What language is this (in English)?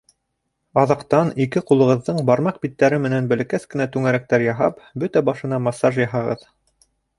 Bashkir